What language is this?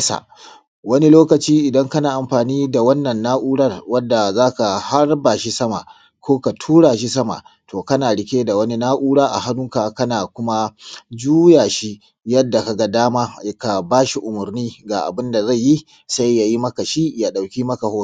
Hausa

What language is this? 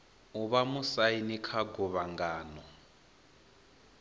Venda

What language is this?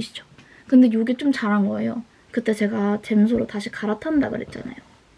Korean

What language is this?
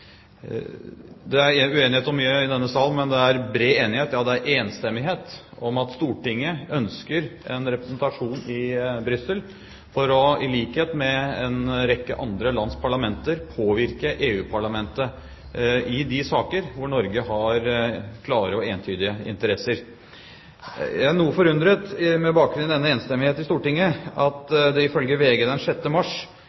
Norwegian Bokmål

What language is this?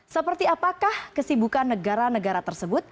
Indonesian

